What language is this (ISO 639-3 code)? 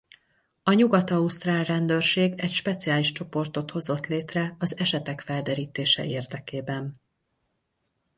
hun